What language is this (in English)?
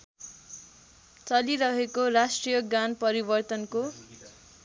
Nepali